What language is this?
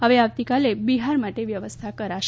Gujarati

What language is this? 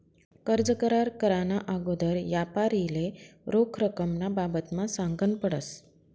Marathi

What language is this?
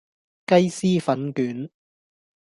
Cantonese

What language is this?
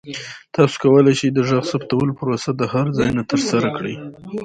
Pashto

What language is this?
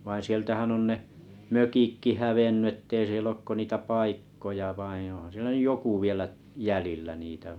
Finnish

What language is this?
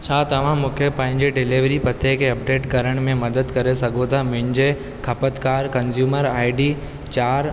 Sindhi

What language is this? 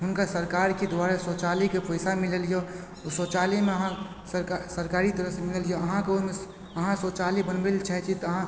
Maithili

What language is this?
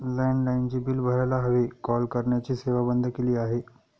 Marathi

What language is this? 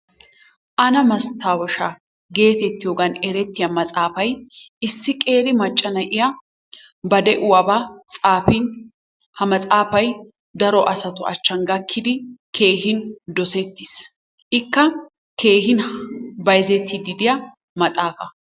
Wolaytta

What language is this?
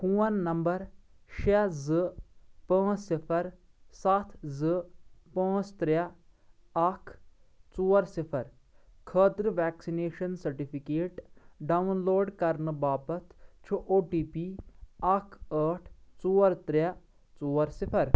Kashmiri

